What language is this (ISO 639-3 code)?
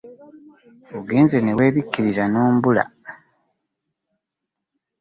lug